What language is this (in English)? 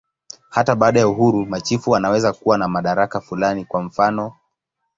Swahili